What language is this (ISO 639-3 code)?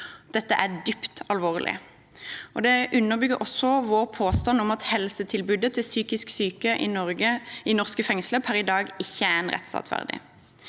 nor